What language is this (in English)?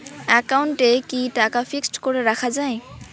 Bangla